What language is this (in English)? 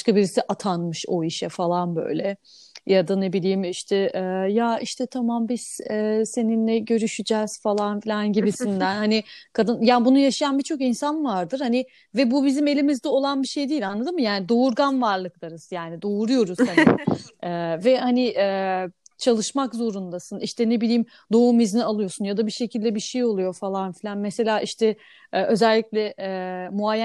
Turkish